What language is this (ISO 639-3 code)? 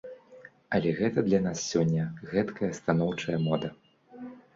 bel